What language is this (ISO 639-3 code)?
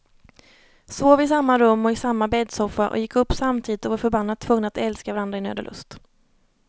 swe